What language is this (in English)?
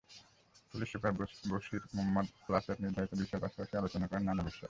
Bangla